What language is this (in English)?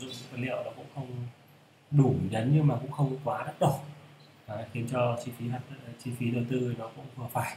Vietnamese